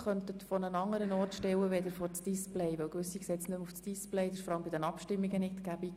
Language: Swiss German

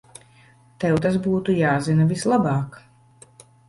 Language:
Latvian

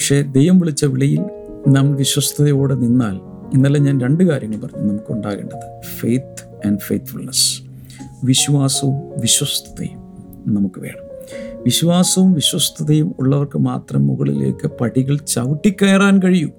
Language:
Malayalam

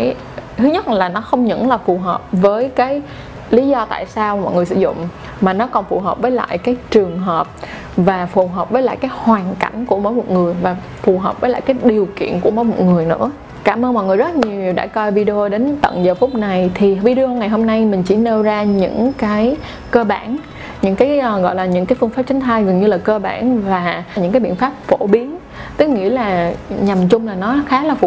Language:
Vietnamese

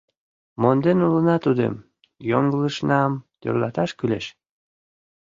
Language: Mari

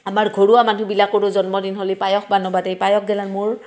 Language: Assamese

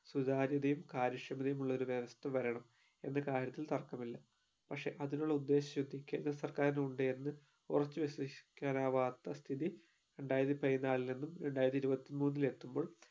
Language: Malayalam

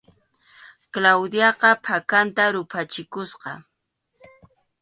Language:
Arequipa-La Unión Quechua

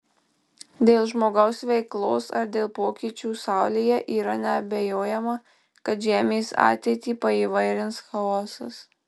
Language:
Lithuanian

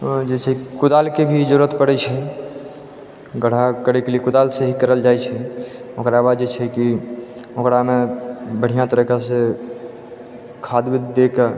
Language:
Maithili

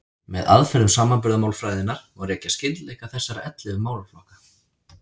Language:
Icelandic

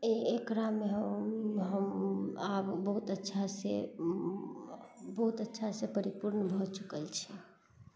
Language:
Maithili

